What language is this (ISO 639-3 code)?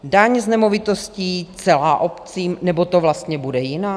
ces